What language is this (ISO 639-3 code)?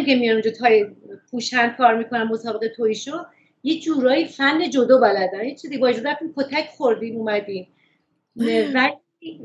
fas